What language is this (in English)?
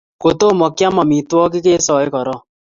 Kalenjin